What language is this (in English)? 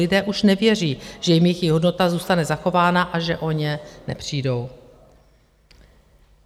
Czech